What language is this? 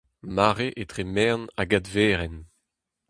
Breton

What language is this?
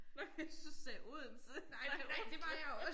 Danish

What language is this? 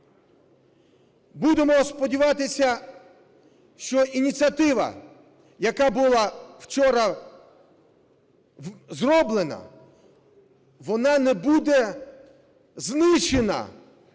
Ukrainian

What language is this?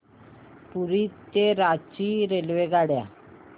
Marathi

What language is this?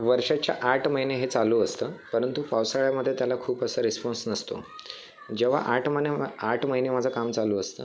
Marathi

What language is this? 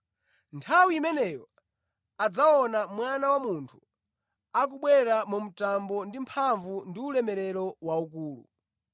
Nyanja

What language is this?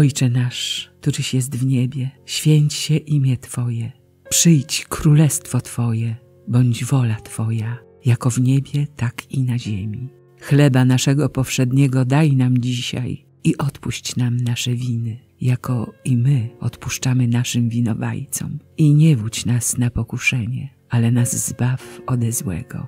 Polish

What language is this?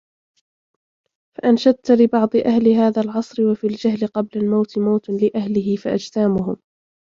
Arabic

